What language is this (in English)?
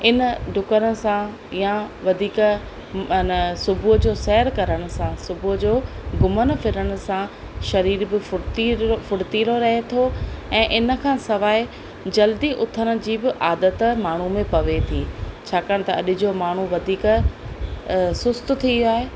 Sindhi